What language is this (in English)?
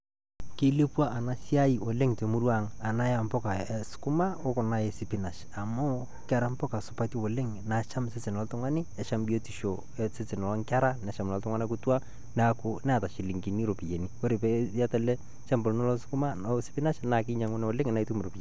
Masai